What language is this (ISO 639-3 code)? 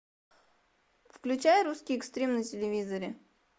rus